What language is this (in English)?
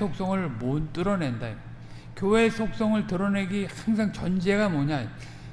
Korean